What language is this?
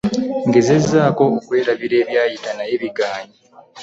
Ganda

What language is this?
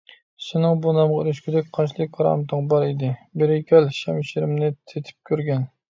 Uyghur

